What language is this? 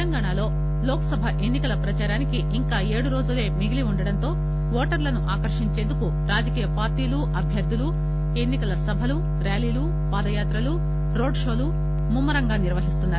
Telugu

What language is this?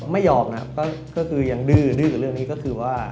Thai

